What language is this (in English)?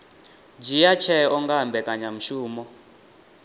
Venda